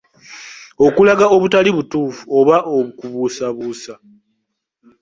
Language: Ganda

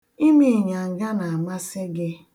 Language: Igbo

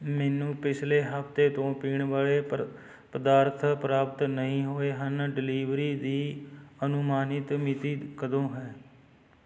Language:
Punjabi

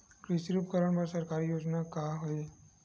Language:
Chhattisgarhi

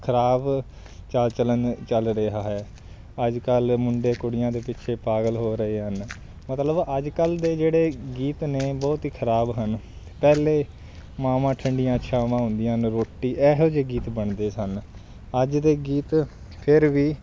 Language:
Punjabi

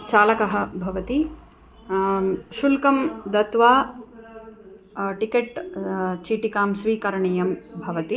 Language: Sanskrit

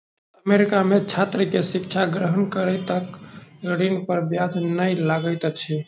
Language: Maithili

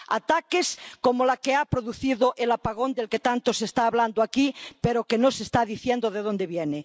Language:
Spanish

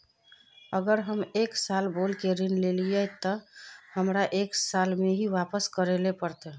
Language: Magahi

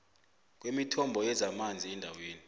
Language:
South Ndebele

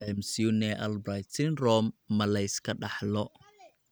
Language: Somali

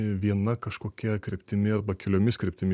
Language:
Lithuanian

